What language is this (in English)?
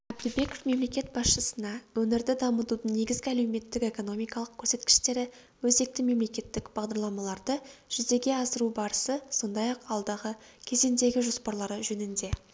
Kazakh